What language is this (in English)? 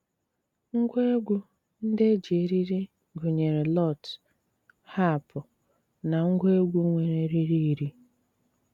Igbo